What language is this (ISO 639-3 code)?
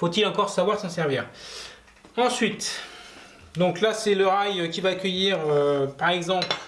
fra